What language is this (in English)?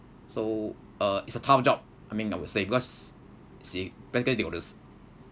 English